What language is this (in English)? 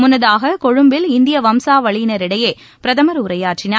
Tamil